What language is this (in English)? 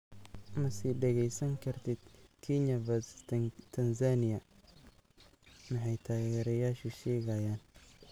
Somali